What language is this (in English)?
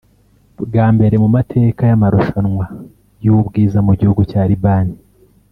Kinyarwanda